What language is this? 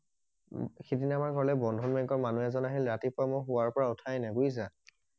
Assamese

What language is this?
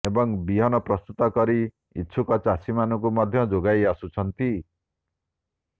Odia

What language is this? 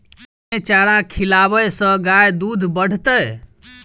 Maithili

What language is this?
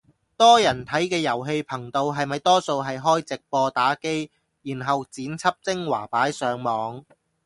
Cantonese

